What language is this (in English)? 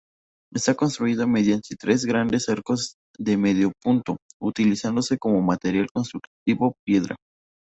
Spanish